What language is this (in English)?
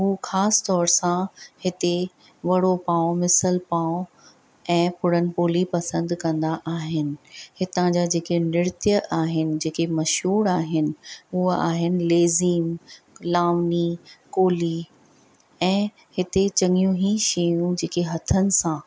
Sindhi